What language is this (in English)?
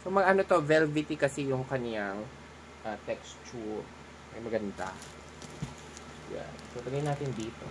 Filipino